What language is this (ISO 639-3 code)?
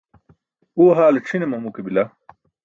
bsk